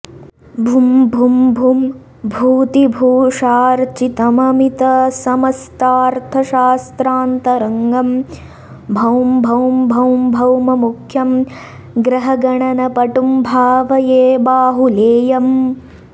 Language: Sanskrit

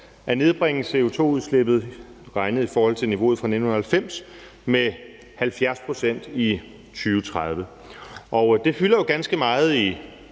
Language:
Danish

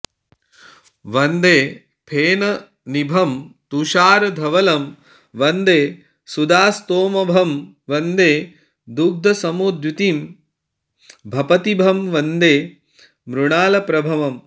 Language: Sanskrit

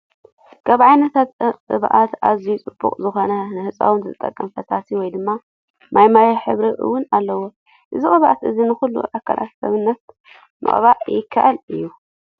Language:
Tigrinya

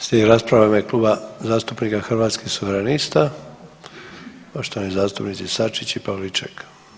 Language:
Croatian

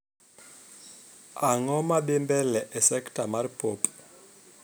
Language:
Luo (Kenya and Tanzania)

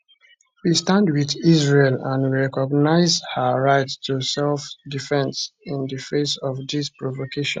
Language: Nigerian Pidgin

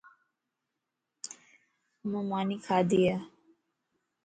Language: Lasi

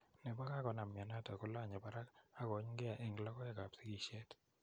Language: Kalenjin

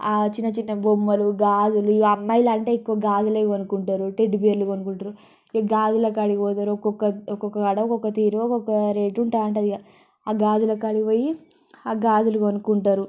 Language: Telugu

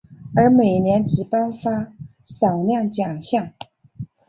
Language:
Chinese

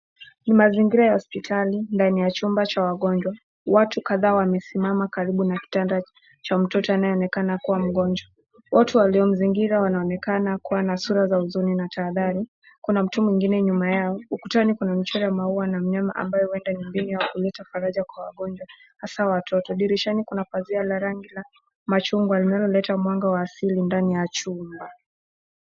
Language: Swahili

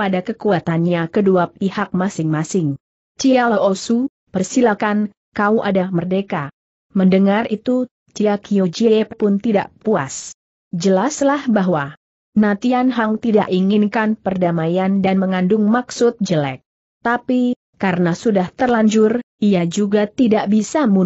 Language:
Indonesian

